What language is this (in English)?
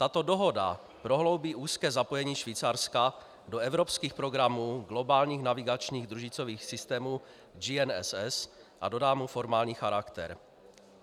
Czech